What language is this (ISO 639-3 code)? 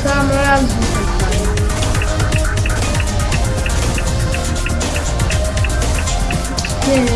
pol